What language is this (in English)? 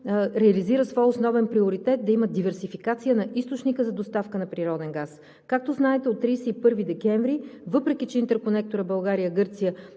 Bulgarian